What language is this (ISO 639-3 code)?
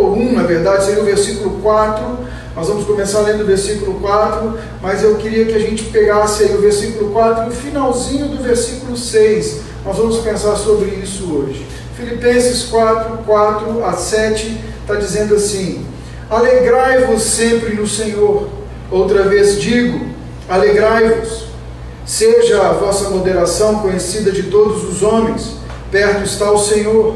por